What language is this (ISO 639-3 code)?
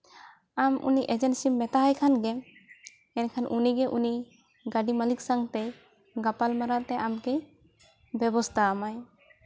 sat